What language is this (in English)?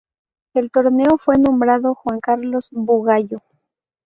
Spanish